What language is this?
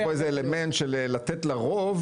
Hebrew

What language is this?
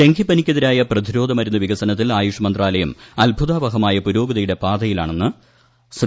Malayalam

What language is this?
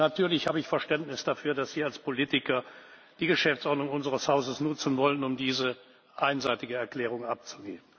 German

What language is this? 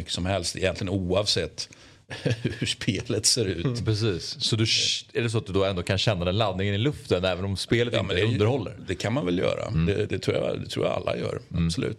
Swedish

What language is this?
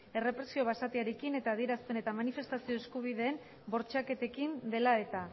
Basque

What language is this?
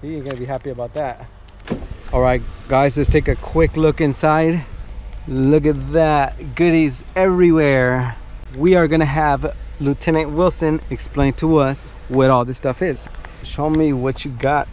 English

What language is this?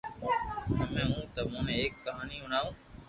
Loarki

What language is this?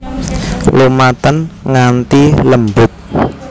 Javanese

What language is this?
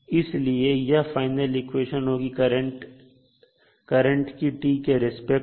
Hindi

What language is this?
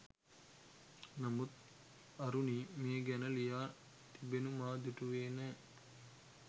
Sinhala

